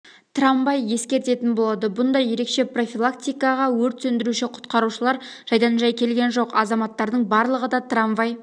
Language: Kazakh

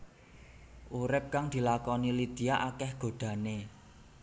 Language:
Javanese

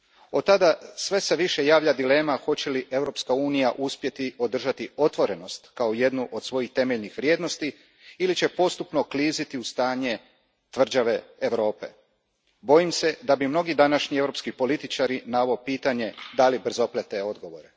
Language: Croatian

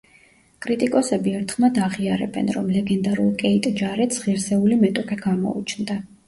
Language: Georgian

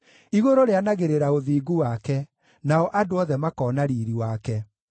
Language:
Kikuyu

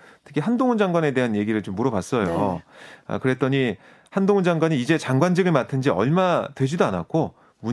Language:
Korean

